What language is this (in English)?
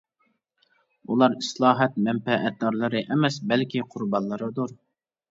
Uyghur